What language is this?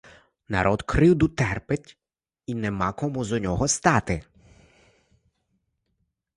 Ukrainian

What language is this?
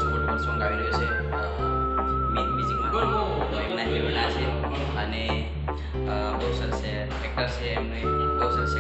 Indonesian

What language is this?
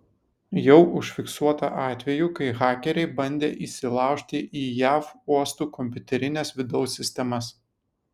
Lithuanian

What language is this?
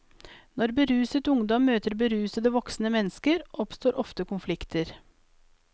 Norwegian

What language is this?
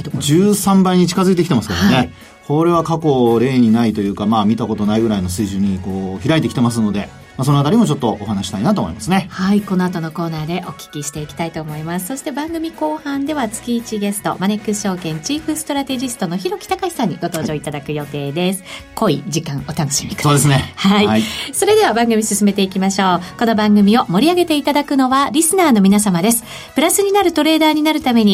Japanese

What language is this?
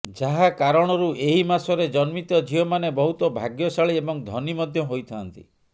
Odia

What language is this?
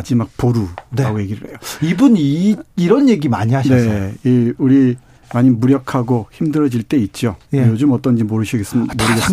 Korean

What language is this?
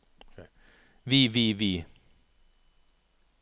Norwegian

